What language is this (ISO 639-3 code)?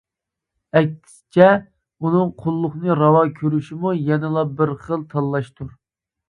uig